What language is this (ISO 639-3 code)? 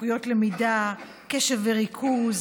heb